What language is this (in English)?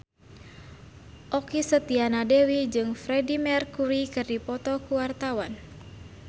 Sundanese